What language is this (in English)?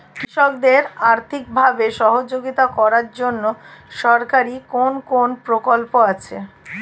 Bangla